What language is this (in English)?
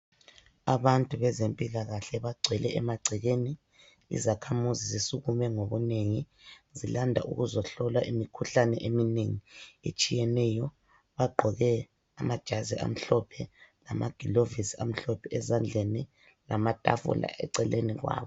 North Ndebele